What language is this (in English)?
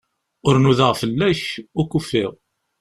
Kabyle